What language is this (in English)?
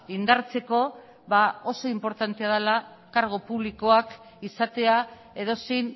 Basque